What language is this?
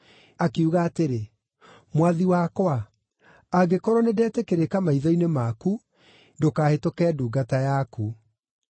Kikuyu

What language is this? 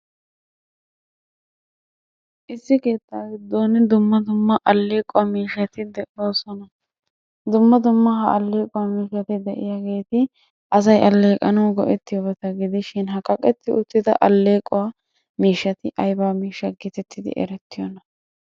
Wolaytta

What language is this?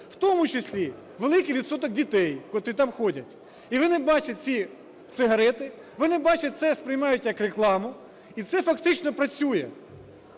Ukrainian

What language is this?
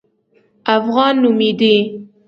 Pashto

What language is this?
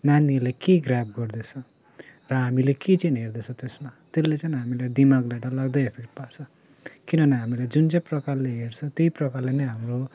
Nepali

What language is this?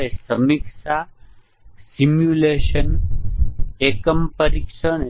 Gujarati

